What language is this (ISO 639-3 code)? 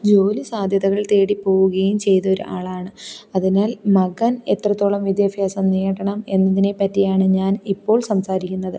mal